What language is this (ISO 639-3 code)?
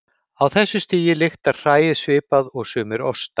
isl